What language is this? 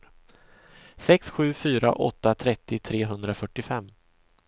Swedish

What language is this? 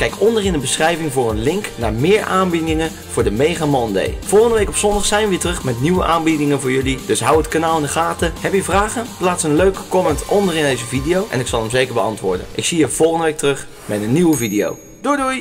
Dutch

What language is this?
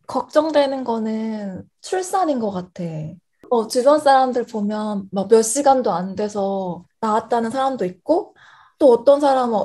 Korean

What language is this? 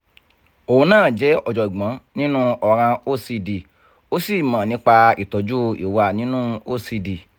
Yoruba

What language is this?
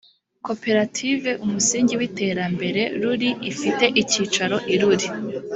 Kinyarwanda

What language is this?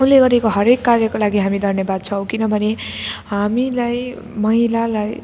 Nepali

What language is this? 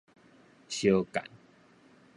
Min Nan Chinese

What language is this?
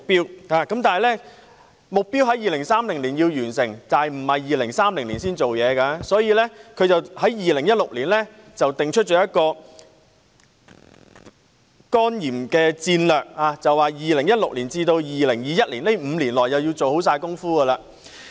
Cantonese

